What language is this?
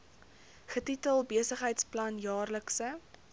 Afrikaans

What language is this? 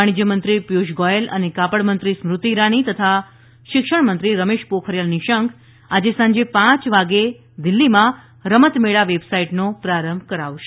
Gujarati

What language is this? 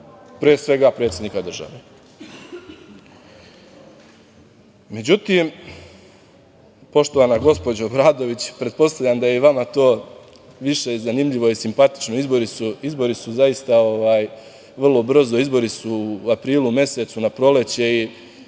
Serbian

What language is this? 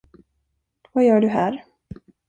Swedish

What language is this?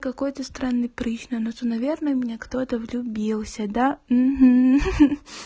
Russian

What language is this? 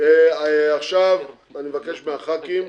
Hebrew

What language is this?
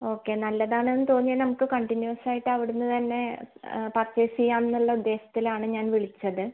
Malayalam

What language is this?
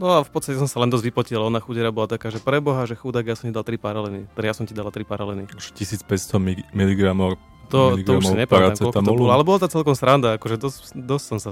Slovak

